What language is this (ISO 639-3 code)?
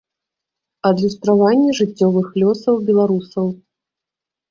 bel